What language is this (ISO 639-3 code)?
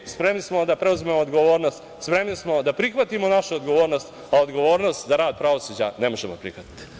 srp